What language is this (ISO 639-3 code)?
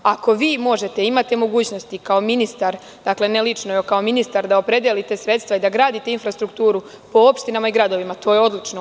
srp